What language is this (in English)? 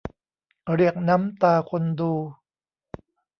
Thai